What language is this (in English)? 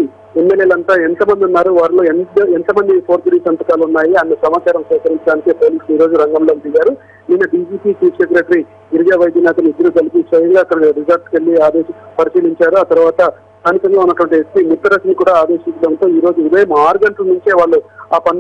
Indonesian